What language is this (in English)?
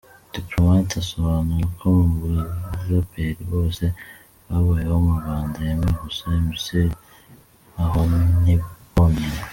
Kinyarwanda